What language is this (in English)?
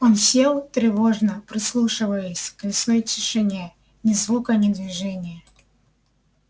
Russian